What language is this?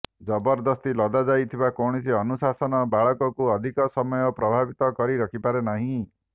Odia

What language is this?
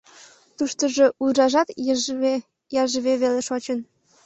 Mari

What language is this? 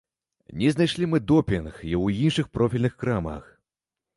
Belarusian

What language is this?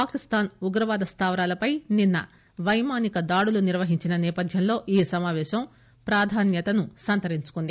Telugu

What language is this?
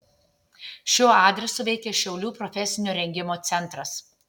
Lithuanian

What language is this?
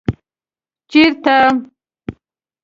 Pashto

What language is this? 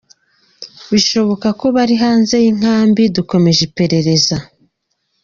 Kinyarwanda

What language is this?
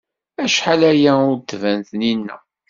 Kabyle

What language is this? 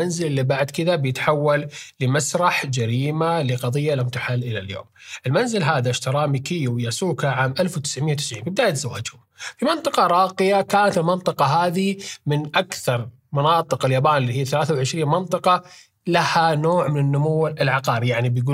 Arabic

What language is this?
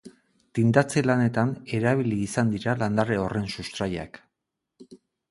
Basque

